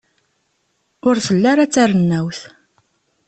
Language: Kabyle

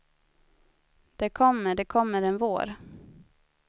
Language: Swedish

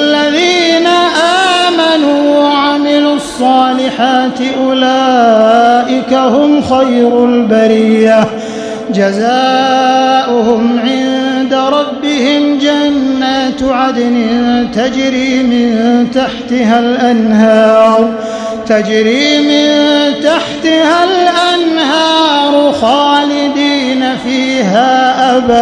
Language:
Arabic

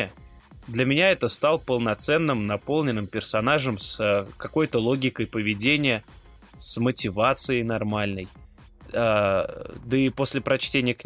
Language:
Russian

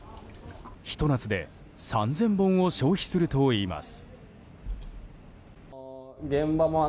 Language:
Japanese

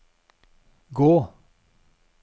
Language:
Norwegian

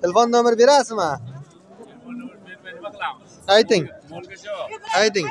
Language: Turkish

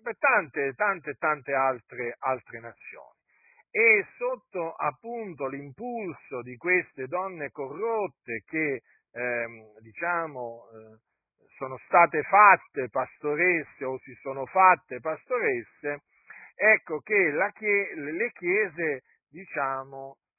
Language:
Italian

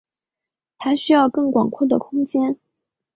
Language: Chinese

